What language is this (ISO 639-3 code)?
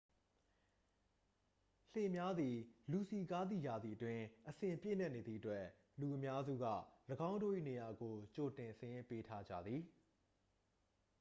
mya